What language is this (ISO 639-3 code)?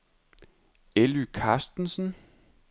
dan